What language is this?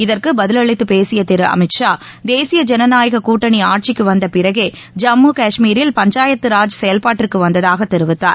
Tamil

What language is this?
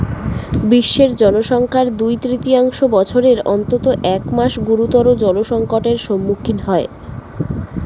Bangla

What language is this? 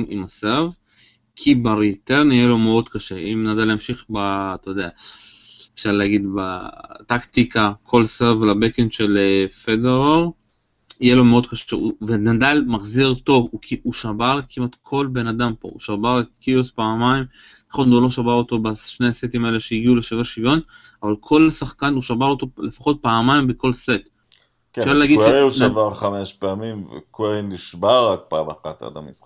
Hebrew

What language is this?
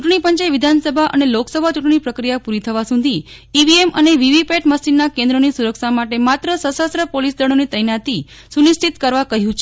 Gujarati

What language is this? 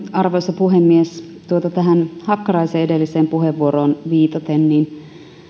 Finnish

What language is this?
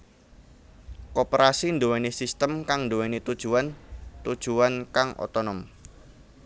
Javanese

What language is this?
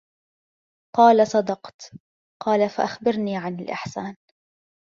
Arabic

